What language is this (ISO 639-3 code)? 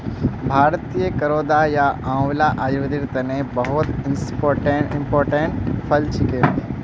mag